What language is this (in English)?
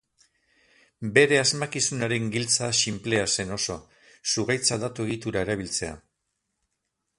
Basque